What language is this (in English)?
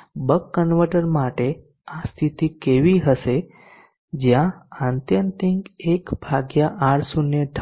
Gujarati